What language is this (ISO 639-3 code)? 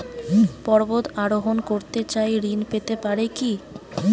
ben